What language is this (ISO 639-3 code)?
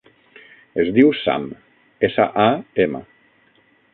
cat